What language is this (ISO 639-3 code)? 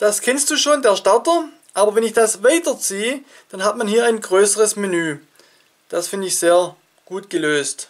deu